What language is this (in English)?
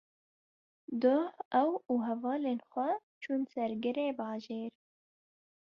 Kurdish